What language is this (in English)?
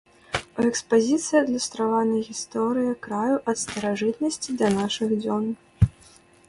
Belarusian